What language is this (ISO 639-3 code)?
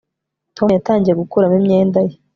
kin